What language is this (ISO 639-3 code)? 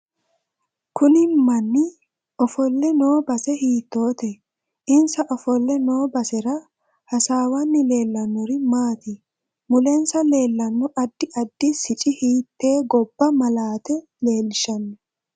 sid